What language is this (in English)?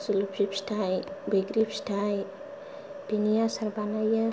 Bodo